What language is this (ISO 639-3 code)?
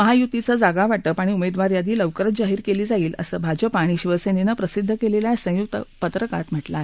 mar